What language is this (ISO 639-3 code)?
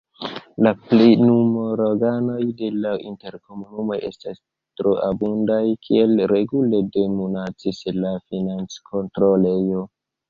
epo